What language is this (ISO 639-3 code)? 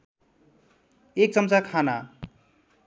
nep